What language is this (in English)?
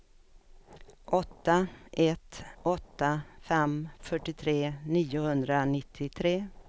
Swedish